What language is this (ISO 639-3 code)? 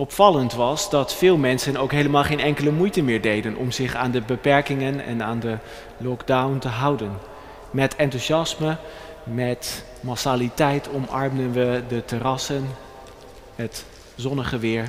nld